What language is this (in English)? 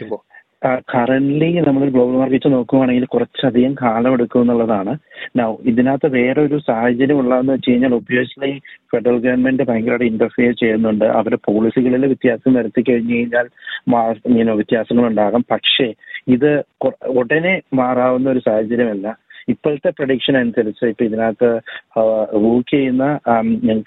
Malayalam